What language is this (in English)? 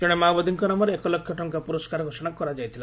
Odia